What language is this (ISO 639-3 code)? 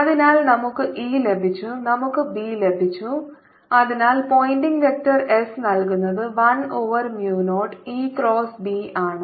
mal